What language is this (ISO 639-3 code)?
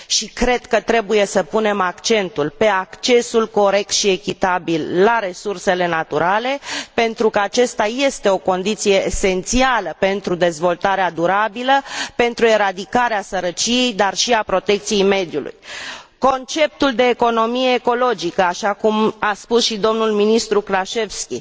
ron